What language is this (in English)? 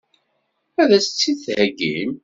Kabyle